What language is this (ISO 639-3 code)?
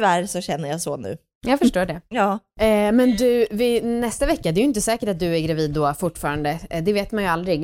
swe